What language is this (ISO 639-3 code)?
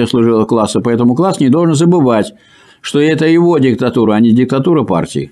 rus